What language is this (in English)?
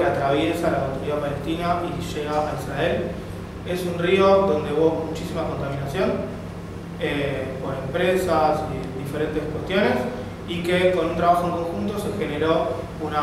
Spanish